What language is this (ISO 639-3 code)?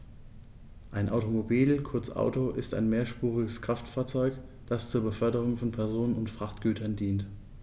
deu